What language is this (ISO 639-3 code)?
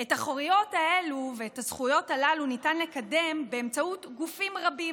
heb